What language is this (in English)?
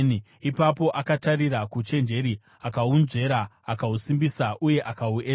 Shona